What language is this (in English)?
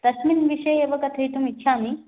Sanskrit